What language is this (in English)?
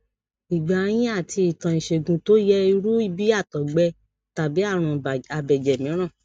Yoruba